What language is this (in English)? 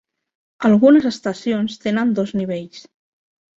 Catalan